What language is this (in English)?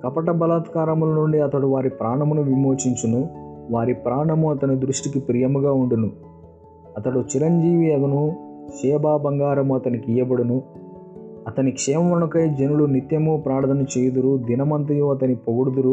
Telugu